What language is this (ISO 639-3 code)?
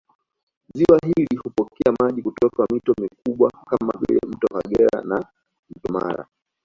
swa